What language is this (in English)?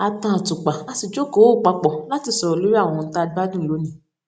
Yoruba